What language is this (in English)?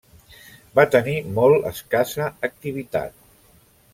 Catalan